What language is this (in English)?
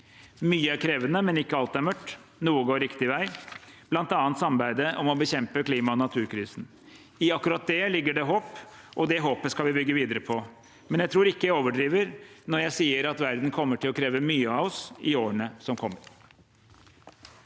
Norwegian